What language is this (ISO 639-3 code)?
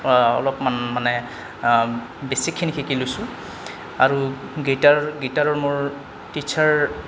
asm